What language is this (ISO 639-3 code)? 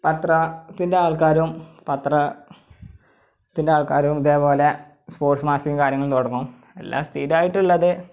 mal